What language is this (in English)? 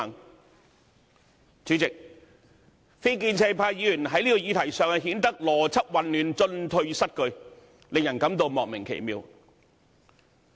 Cantonese